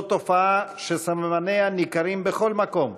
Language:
Hebrew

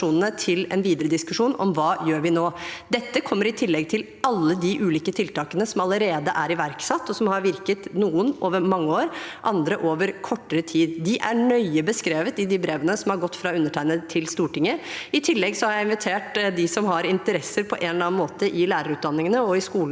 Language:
Norwegian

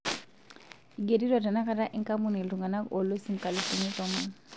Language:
Masai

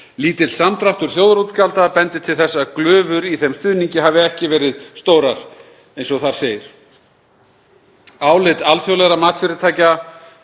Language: Icelandic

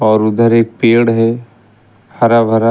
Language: Hindi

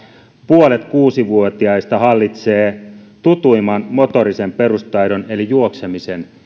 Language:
Finnish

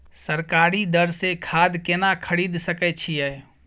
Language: Maithili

